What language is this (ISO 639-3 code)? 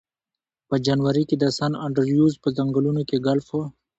pus